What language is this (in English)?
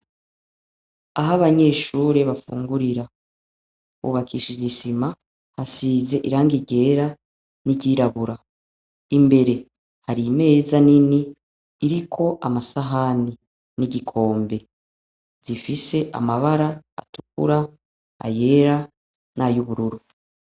Rundi